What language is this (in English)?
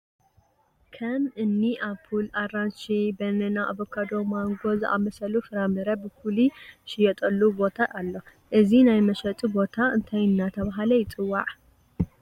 Tigrinya